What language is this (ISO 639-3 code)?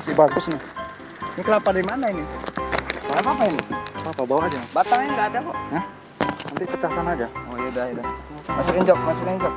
ind